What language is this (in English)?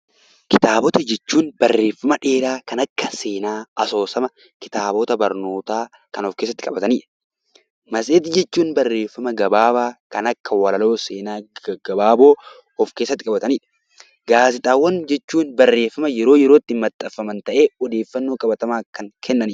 Oromo